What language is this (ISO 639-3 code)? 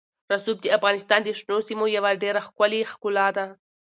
pus